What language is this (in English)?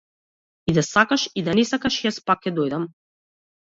Macedonian